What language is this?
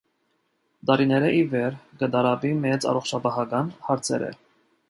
Armenian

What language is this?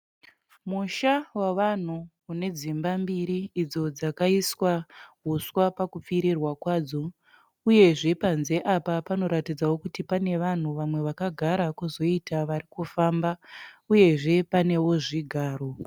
Shona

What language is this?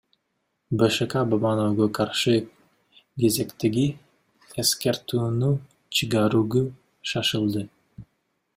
Kyrgyz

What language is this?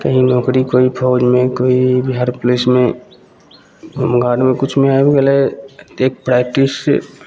Maithili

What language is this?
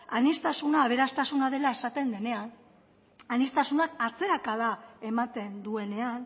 Basque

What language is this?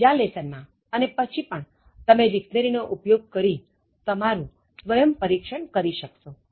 Gujarati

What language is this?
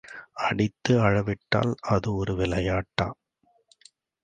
Tamil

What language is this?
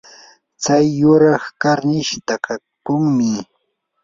Yanahuanca Pasco Quechua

